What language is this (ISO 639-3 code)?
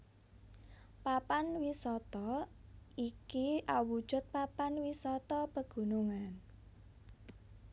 jav